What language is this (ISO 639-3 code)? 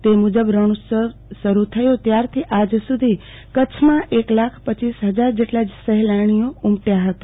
guj